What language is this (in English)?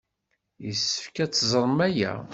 Kabyle